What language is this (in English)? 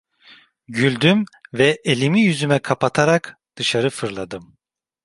Turkish